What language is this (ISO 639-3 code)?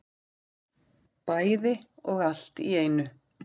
isl